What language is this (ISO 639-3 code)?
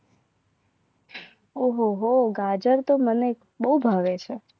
guj